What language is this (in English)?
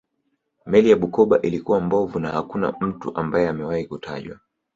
Swahili